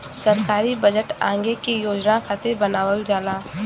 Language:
Bhojpuri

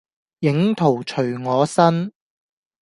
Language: Cantonese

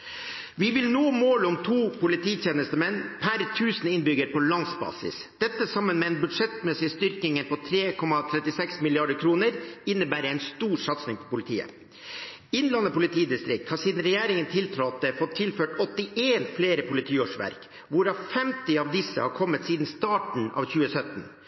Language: Norwegian Bokmål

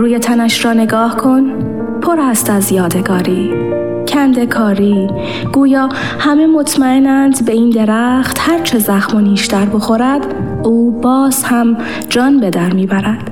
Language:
Persian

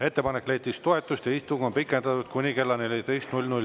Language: Estonian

